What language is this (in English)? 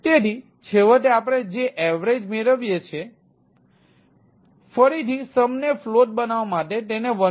Gujarati